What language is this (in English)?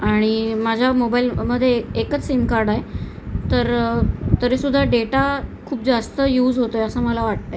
Marathi